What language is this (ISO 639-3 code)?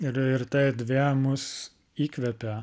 lit